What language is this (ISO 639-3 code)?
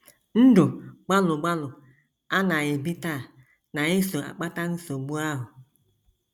ibo